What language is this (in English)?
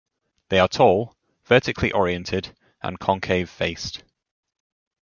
English